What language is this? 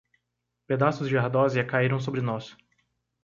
Portuguese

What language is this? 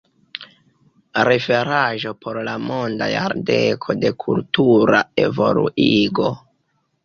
Esperanto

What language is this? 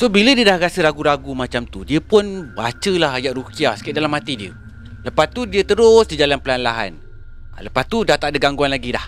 Malay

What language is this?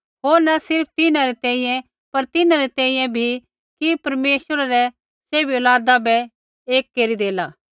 Kullu Pahari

